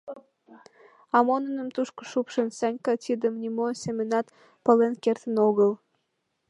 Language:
Mari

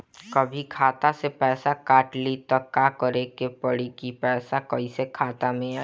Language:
Bhojpuri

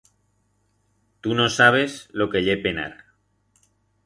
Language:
Aragonese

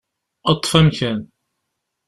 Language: Kabyle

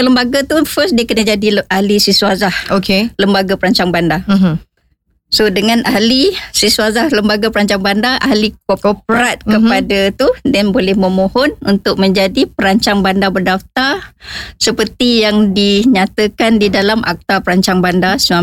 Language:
Malay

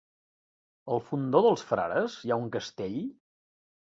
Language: Catalan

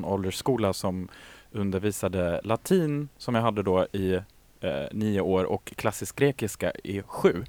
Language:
Swedish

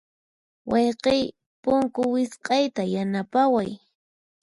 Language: Puno Quechua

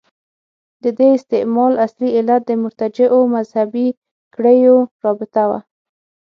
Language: Pashto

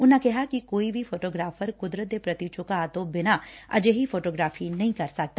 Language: Punjabi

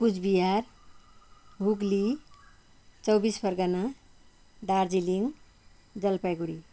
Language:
Nepali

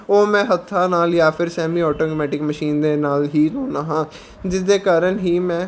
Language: Punjabi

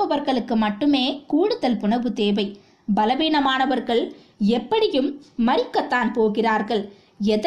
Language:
Tamil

